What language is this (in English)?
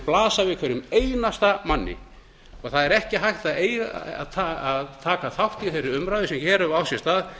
Icelandic